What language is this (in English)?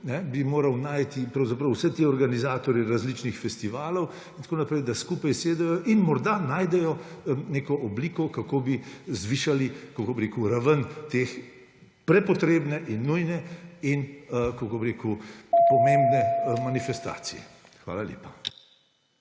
Slovenian